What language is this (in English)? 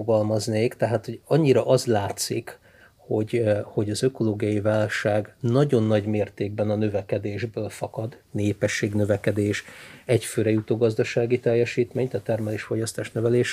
Hungarian